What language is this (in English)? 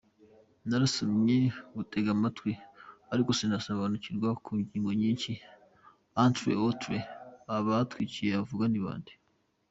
Kinyarwanda